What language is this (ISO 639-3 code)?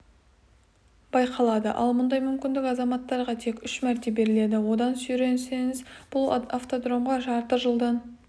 kaz